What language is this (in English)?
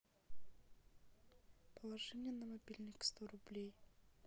Russian